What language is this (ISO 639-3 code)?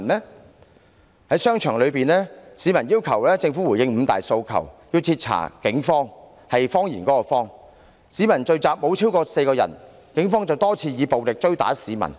yue